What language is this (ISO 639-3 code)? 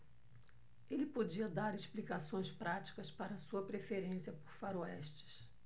por